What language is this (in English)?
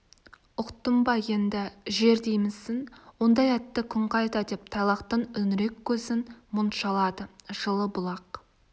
Kazakh